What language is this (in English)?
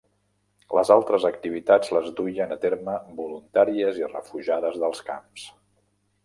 Catalan